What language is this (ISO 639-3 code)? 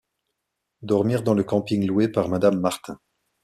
fra